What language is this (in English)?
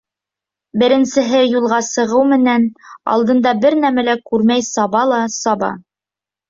Bashkir